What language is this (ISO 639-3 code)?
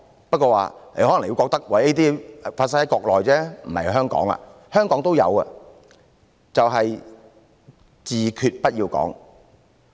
yue